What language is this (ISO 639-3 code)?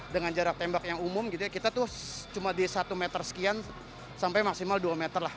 ind